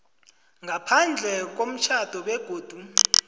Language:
South Ndebele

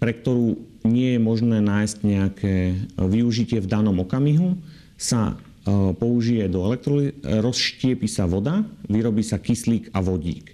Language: Slovak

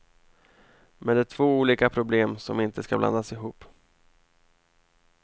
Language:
Swedish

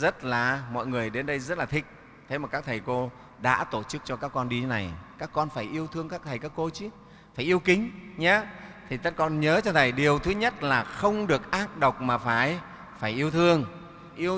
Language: Vietnamese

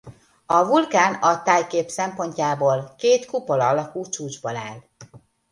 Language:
Hungarian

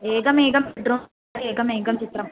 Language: Sanskrit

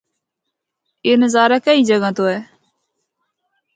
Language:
Northern Hindko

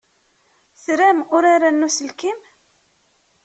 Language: Kabyle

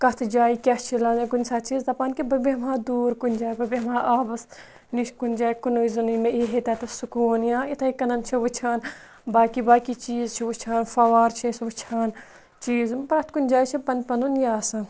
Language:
Kashmiri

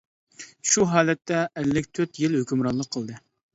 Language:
Uyghur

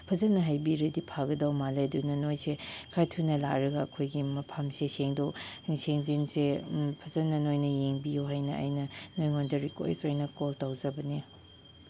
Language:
Manipuri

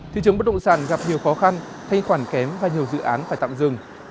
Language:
Vietnamese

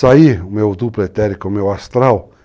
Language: Portuguese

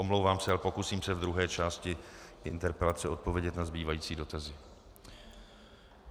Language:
Czech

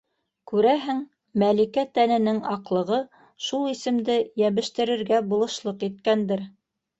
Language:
Bashkir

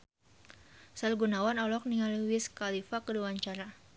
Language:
Sundanese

